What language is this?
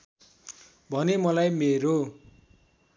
Nepali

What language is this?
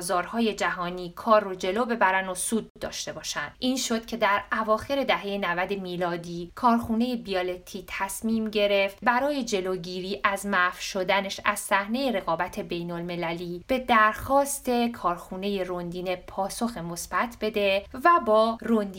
Persian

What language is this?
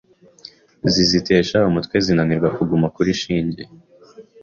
Kinyarwanda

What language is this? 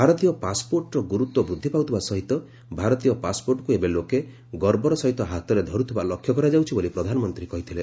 Odia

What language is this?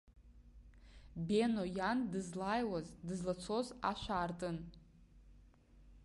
Abkhazian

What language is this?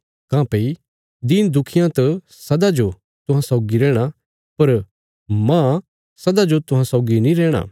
Bilaspuri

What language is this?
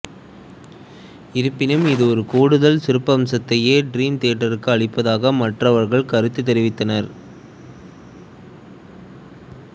Tamil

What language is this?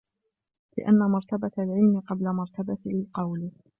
Arabic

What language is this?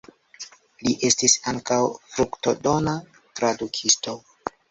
Esperanto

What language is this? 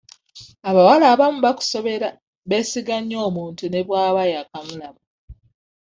Ganda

